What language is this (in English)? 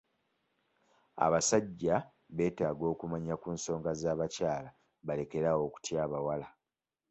Ganda